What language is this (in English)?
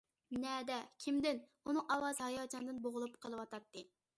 Uyghur